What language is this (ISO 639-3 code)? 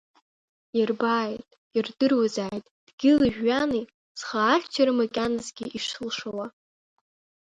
abk